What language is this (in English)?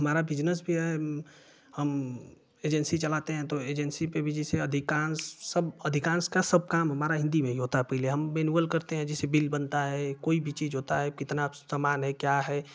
Hindi